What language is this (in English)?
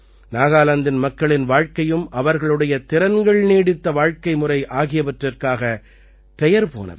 Tamil